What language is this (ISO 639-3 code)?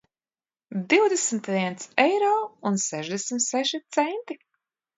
lav